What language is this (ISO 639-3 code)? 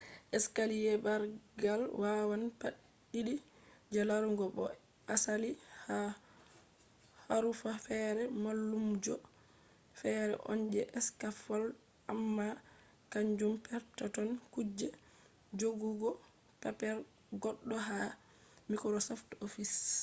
ful